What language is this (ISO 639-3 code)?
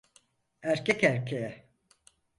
tur